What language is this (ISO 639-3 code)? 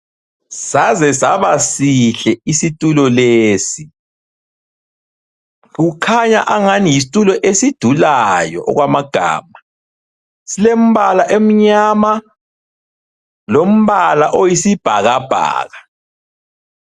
nde